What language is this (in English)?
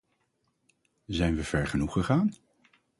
Dutch